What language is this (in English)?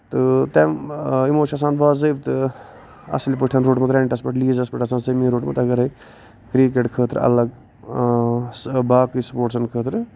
Kashmiri